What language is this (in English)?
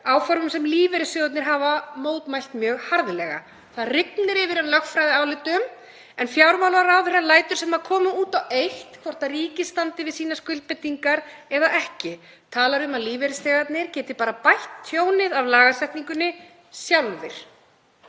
Icelandic